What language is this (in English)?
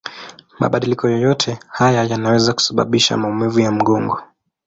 Swahili